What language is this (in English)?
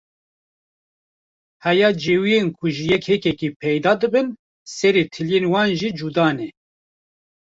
Kurdish